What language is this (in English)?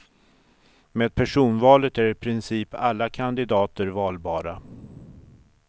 Swedish